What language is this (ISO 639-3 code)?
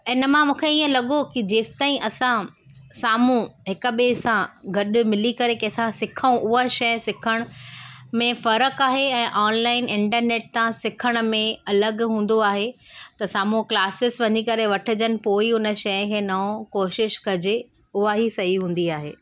snd